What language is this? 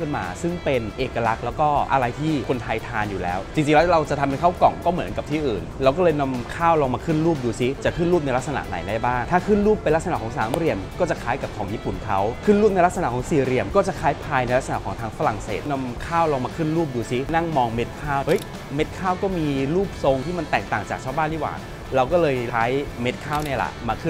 Thai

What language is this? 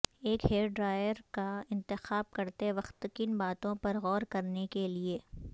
Urdu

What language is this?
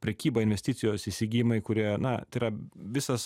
Lithuanian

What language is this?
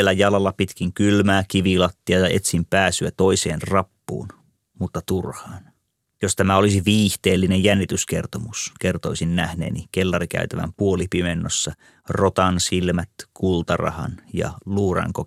Finnish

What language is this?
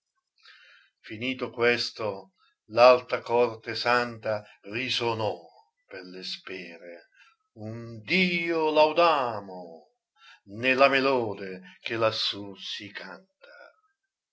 Italian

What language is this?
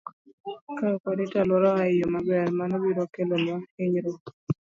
Luo (Kenya and Tanzania)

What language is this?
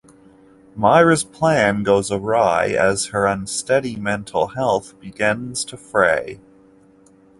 English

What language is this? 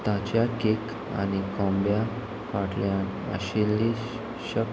Konkani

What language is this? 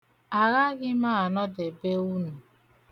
Igbo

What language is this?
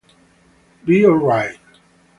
Italian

